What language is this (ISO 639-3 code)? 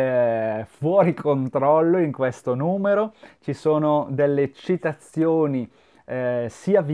ita